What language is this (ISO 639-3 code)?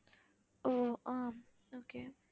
tam